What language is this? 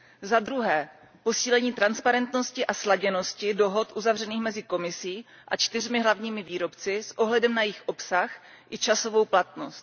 Czech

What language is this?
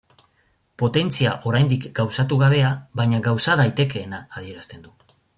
Basque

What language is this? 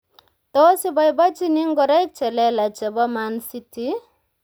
Kalenjin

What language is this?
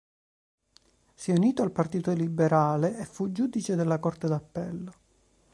Italian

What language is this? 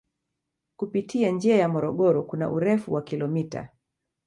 Swahili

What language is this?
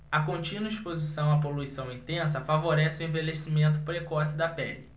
Portuguese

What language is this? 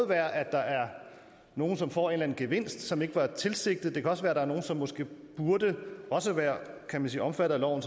Danish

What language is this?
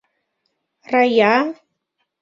Mari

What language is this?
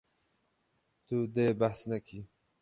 Kurdish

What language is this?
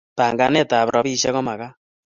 Kalenjin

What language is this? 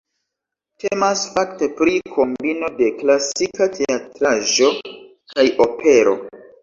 Esperanto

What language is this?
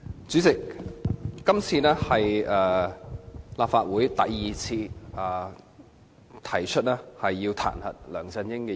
Cantonese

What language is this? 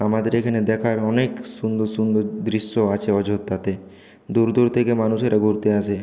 Bangla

